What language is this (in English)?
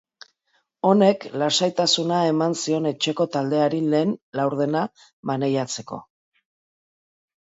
Basque